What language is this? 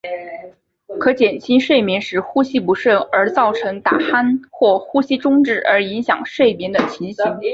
Chinese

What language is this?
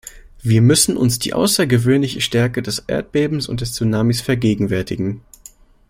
German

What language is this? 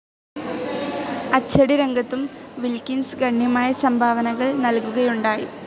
Malayalam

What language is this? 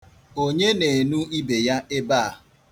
Igbo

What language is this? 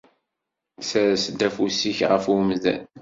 Kabyle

